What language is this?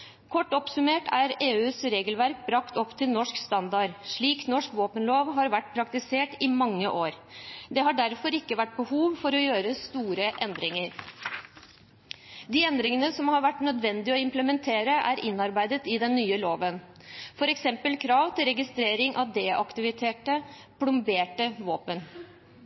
Norwegian Bokmål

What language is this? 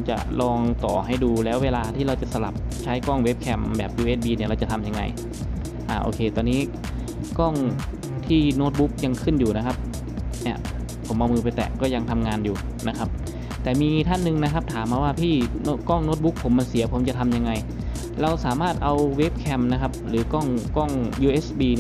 Thai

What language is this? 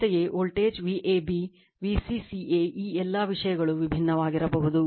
Kannada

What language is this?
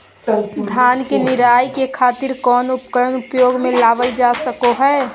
Magahi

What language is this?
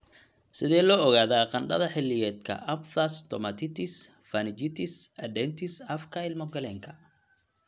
Somali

